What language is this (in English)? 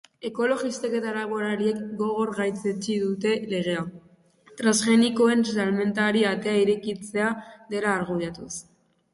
Basque